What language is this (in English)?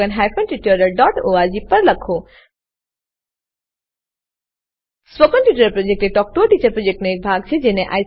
Gujarati